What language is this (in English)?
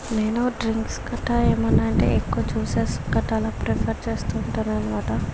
Telugu